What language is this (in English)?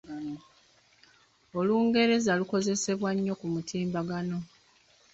Ganda